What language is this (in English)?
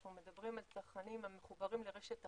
Hebrew